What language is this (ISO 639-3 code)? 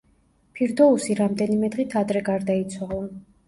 kat